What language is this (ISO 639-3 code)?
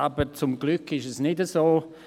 gsw